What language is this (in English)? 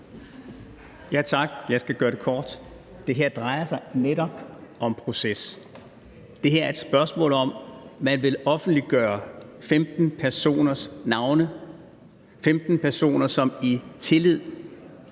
Danish